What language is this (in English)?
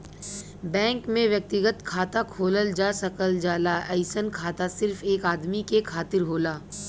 Bhojpuri